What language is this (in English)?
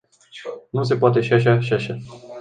Romanian